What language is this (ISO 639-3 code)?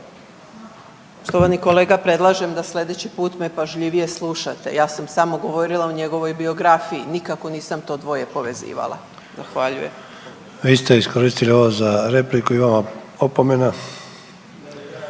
hrv